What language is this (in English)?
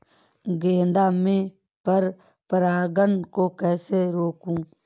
Hindi